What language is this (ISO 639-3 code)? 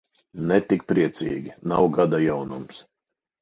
lav